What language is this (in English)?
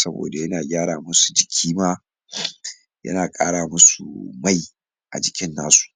Hausa